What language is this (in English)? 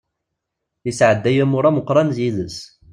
Kabyle